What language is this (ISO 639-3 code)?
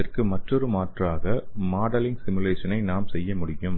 tam